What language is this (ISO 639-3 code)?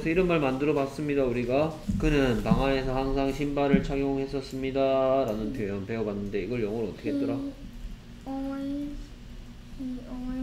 kor